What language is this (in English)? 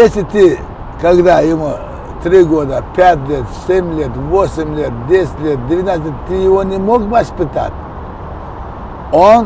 Russian